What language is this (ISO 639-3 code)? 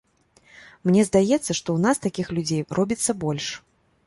bel